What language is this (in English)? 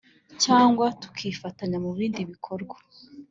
Kinyarwanda